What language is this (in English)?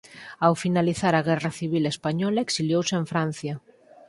Galician